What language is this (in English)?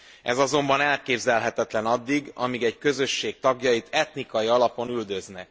Hungarian